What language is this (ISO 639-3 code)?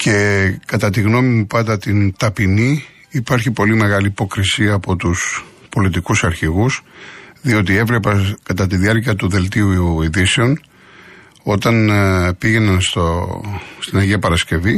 ell